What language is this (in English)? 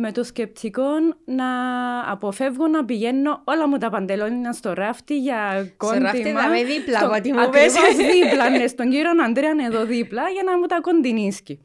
Greek